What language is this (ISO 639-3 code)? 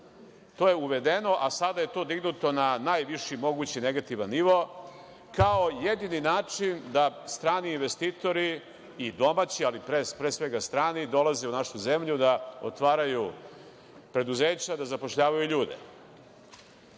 srp